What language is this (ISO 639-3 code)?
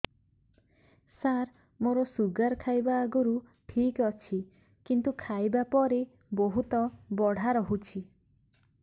ori